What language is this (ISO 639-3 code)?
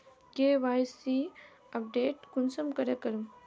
mag